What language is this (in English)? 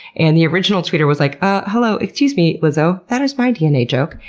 English